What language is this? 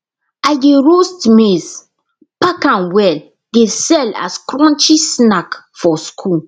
Nigerian Pidgin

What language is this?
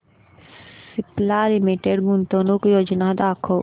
Marathi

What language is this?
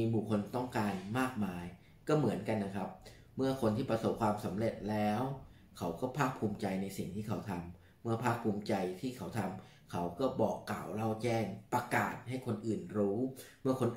Thai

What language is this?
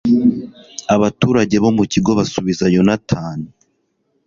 Kinyarwanda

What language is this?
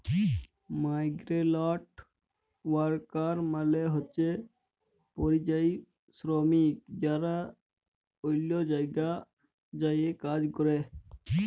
Bangla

